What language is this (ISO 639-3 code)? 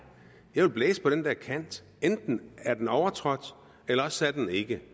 dan